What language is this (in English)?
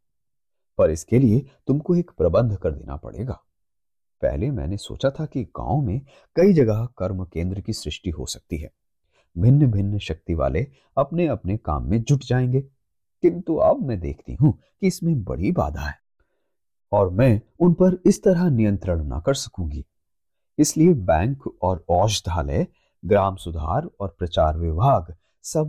Hindi